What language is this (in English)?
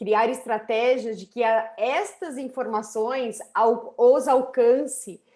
Portuguese